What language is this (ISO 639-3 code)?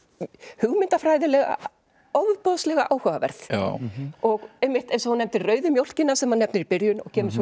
isl